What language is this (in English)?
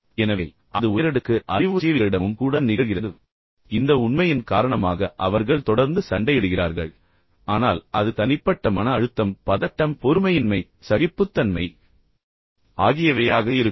Tamil